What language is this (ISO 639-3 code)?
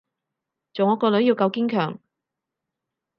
yue